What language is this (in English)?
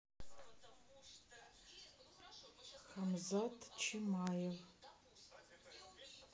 Russian